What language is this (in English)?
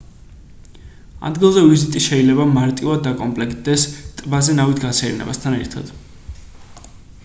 Georgian